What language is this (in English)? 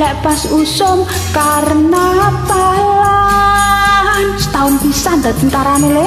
Indonesian